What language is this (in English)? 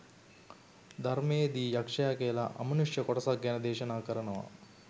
Sinhala